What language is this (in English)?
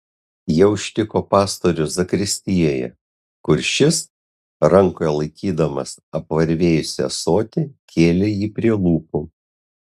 Lithuanian